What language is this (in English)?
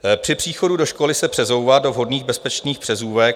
Czech